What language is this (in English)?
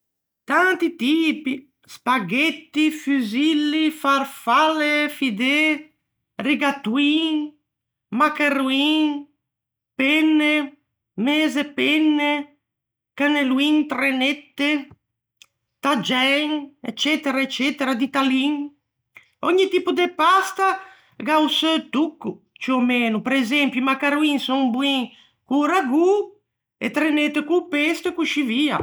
Ligurian